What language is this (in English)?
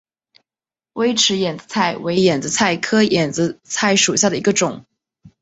Chinese